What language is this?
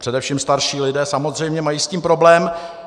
Czech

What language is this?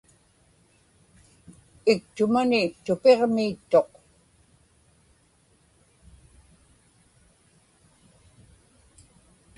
Inupiaq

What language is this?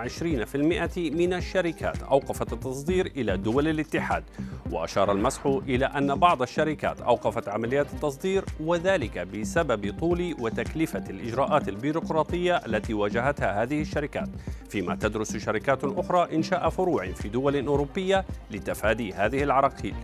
Arabic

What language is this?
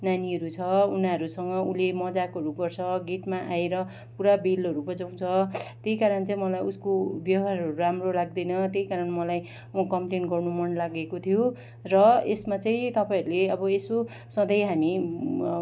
Nepali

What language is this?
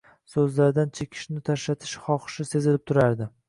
Uzbek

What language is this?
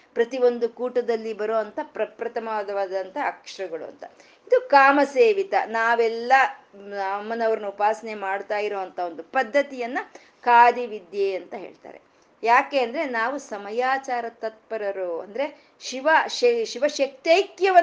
Kannada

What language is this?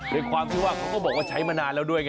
Thai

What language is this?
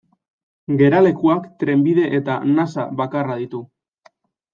Basque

